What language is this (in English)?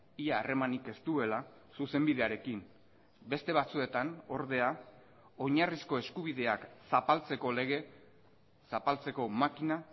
Basque